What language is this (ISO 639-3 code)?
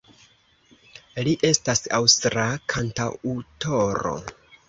epo